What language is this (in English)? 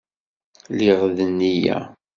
Kabyle